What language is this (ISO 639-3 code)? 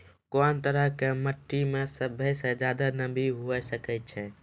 mai